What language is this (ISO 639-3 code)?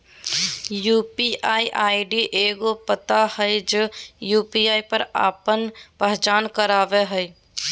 mag